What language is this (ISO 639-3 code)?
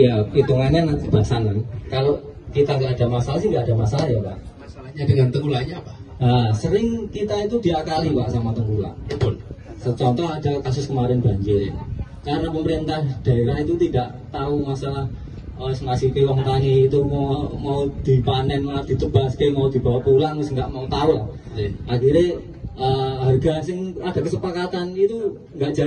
ind